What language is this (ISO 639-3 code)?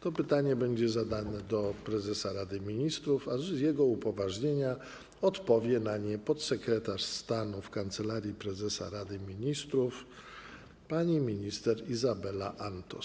pol